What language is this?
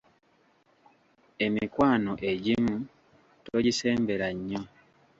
Ganda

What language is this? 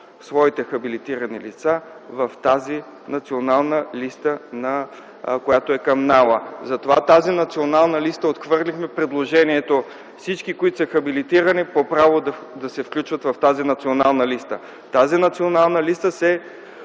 Bulgarian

